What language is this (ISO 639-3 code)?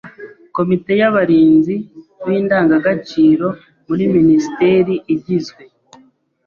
kin